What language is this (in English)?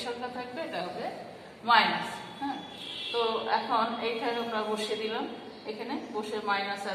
Bangla